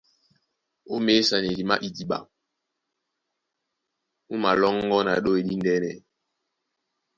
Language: Duala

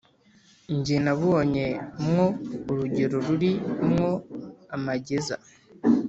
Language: Kinyarwanda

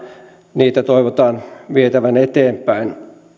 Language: Finnish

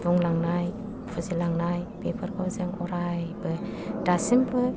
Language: Bodo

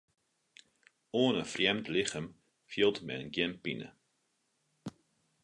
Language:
Western Frisian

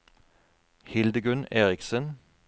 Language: Norwegian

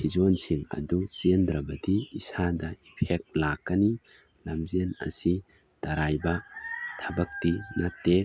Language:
Manipuri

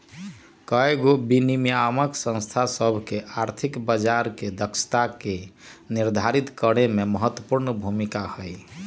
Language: Magahi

